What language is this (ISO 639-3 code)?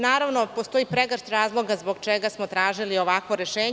srp